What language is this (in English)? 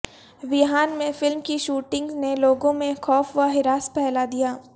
Urdu